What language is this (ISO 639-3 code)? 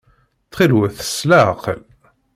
kab